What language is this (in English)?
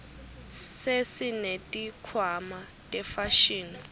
Swati